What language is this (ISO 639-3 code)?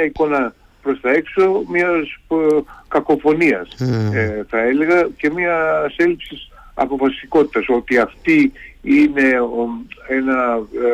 ell